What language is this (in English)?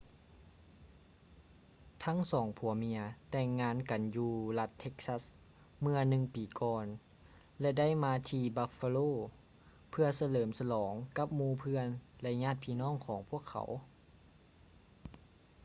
Lao